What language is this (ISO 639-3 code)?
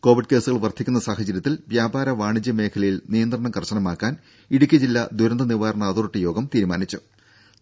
mal